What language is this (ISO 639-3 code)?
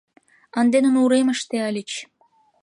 chm